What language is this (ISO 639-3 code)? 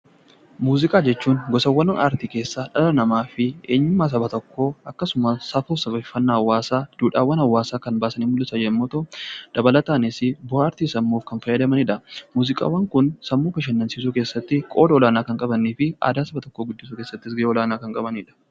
orm